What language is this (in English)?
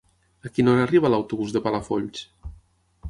Catalan